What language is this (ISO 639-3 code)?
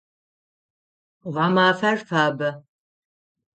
ady